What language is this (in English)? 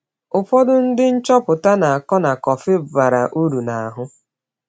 Igbo